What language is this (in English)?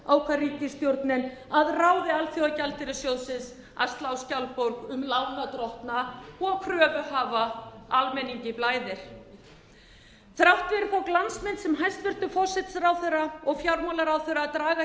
Icelandic